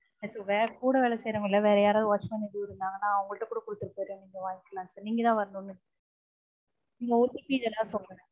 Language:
Tamil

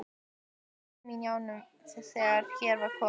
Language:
Icelandic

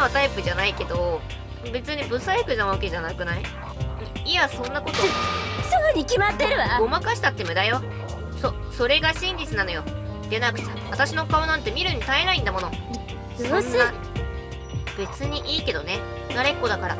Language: Japanese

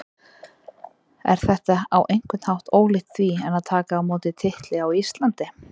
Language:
Icelandic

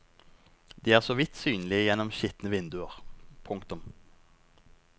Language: Norwegian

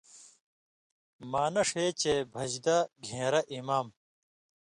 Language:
Indus Kohistani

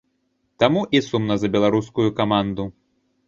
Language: Belarusian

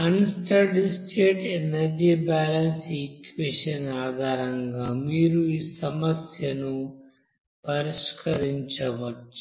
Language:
Telugu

